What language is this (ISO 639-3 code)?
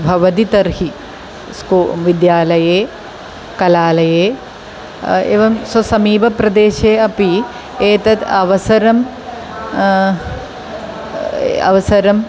san